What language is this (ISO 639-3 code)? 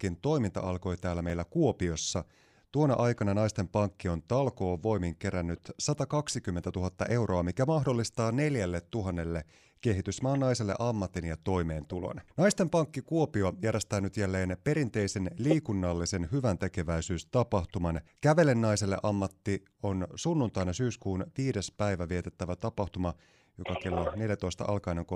fin